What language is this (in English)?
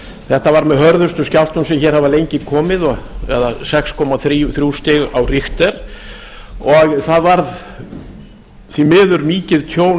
Icelandic